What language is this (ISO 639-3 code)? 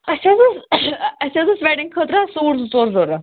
kas